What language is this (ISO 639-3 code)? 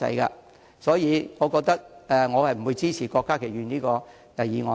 yue